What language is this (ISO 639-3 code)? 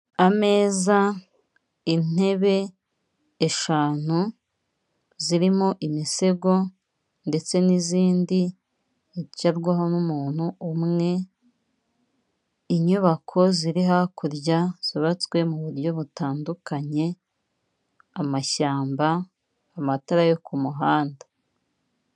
kin